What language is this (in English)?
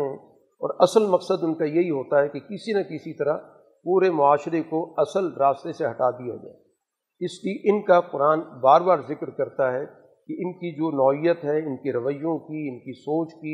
Urdu